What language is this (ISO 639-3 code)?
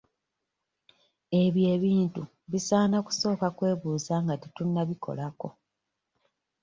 lug